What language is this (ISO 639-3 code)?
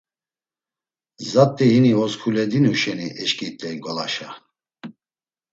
lzz